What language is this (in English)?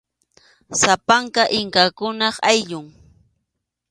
Arequipa-La Unión Quechua